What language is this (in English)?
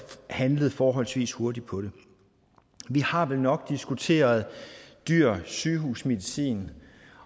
Danish